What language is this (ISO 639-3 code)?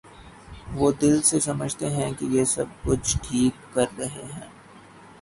urd